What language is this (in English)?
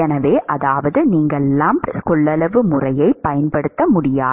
Tamil